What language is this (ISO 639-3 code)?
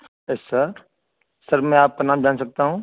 urd